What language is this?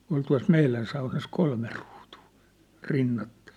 Finnish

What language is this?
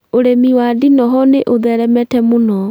Kikuyu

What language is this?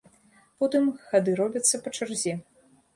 Belarusian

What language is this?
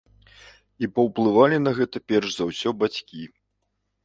Belarusian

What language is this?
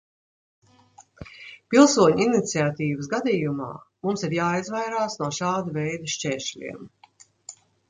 Latvian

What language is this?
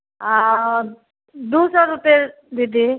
Maithili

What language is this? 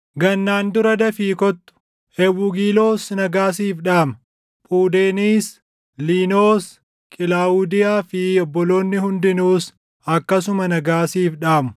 Oromo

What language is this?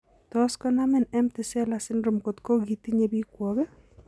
Kalenjin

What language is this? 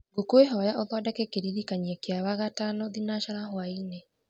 Kikuyu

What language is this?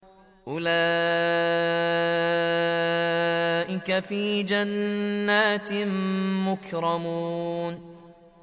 Arabic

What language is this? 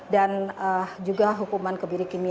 Indonesian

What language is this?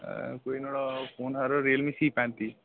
Dogri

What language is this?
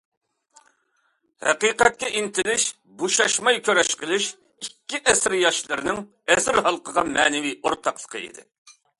Uyghur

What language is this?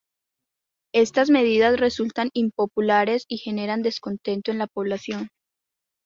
Spanish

